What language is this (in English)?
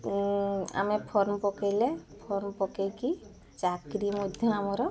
Odia